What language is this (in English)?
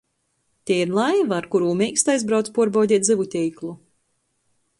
Latgalian